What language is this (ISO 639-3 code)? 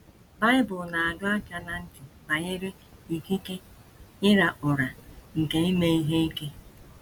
ibo